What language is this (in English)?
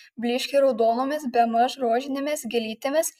Lithuanian